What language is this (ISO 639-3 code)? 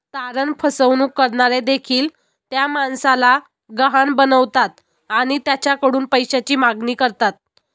mar